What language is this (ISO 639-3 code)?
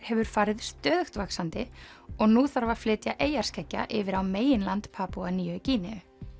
isl